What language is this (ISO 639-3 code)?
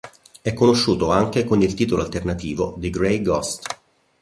ita